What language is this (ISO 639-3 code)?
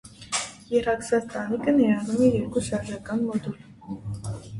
hye